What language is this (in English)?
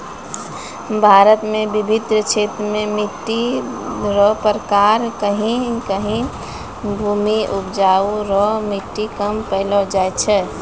Maithili